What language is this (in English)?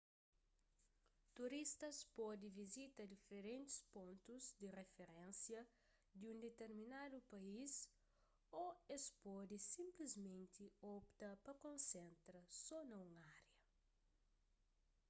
Kabuverdianu